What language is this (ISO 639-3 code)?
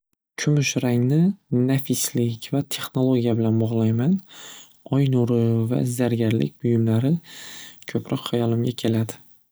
uzb